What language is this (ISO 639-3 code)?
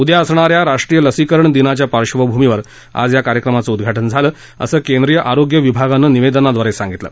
mar